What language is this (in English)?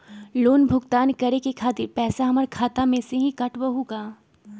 Magahi